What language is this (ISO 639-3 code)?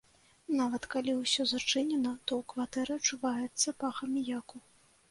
bel